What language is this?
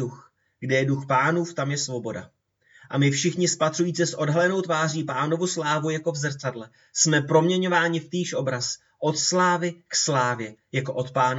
Czech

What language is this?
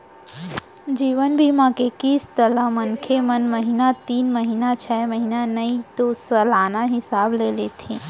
Chhattisgarhi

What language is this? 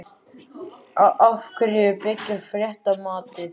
Icelandic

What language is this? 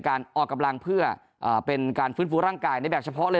Thai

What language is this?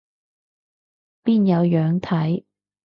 Cantonese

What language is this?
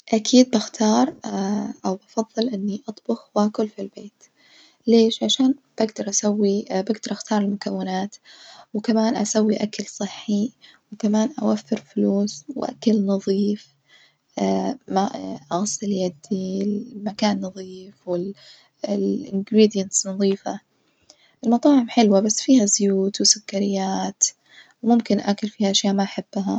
Najdi Arabic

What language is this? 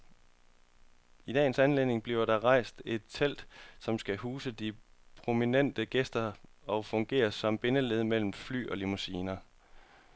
Danish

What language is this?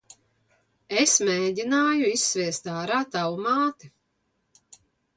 Latvian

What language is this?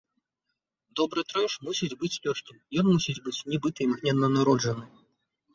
Belarusian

